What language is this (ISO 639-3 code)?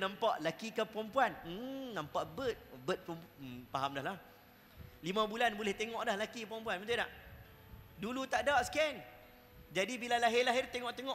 msa